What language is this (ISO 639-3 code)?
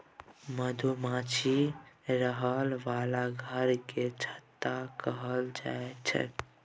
mai